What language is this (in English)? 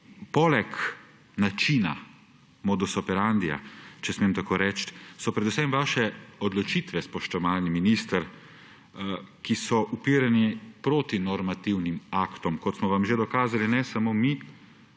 Slovenian